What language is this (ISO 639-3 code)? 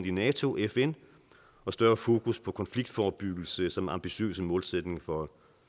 dan